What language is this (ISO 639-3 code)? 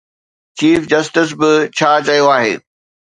snd